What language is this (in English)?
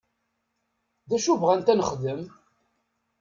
Kabyle